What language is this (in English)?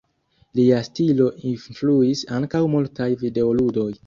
Esperanto